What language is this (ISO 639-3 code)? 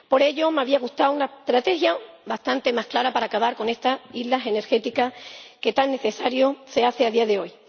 spa